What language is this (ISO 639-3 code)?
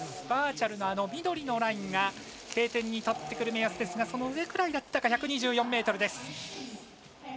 jpn